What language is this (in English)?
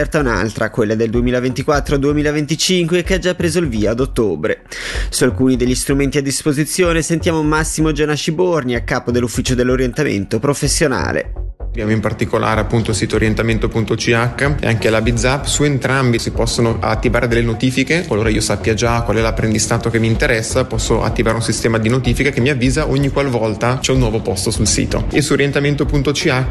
Italian